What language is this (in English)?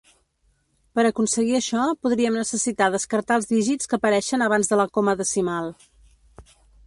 Catalan